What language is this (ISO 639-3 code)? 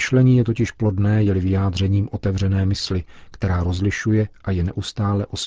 ces